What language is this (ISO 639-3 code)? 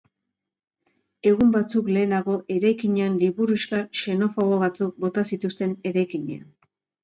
eus